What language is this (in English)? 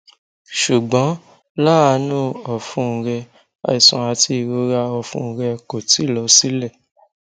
Yoruba